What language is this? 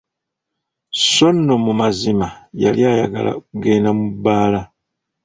Ganda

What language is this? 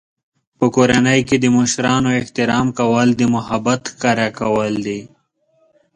Pashto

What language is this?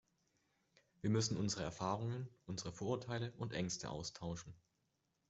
German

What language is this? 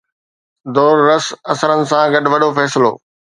Sindhi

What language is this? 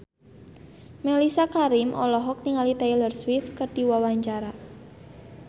Sundanese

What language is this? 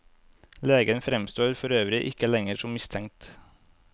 Norwegian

